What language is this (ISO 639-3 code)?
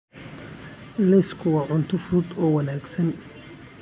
som